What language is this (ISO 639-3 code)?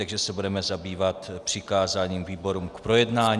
ces